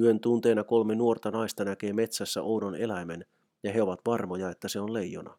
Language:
Finnish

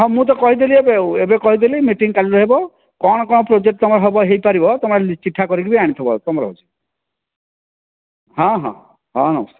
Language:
Odia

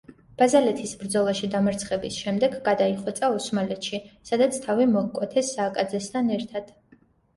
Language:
Georgian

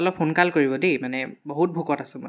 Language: Assamese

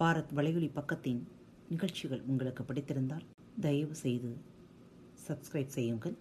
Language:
Tamil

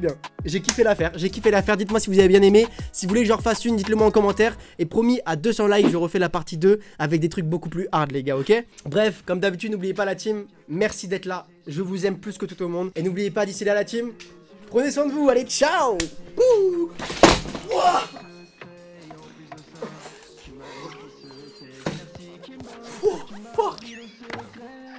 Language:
French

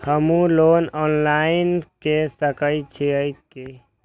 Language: Maithili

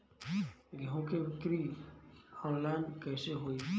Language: Bhojpuri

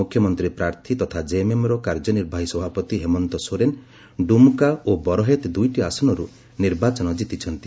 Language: Odia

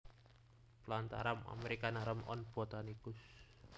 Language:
Javanese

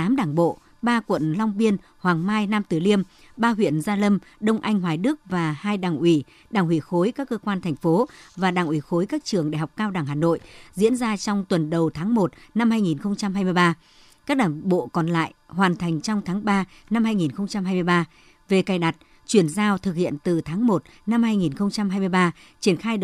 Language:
Vietnamese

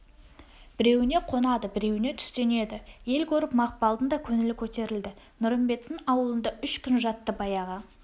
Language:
Kazakh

